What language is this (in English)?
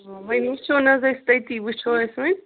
Kashmiri